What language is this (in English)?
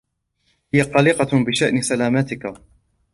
Arabic